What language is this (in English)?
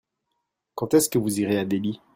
French